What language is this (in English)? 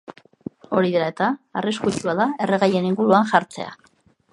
Basque